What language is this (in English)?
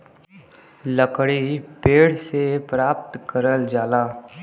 Bhojpuri